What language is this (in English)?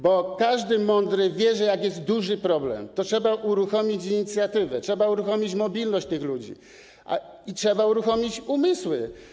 Polish